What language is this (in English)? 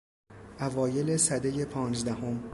Persian